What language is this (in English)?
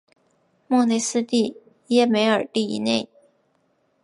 Chinese